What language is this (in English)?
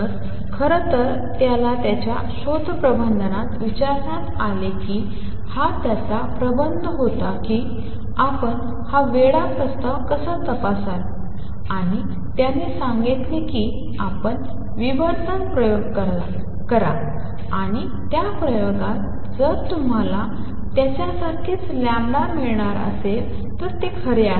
Marathi